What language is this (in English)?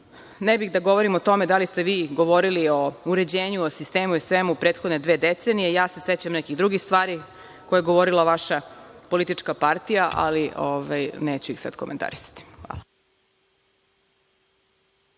Serbian